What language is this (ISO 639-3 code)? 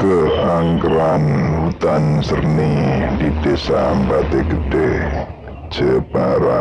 eng